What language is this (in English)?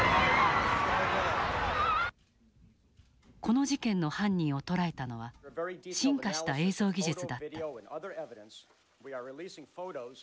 Japanese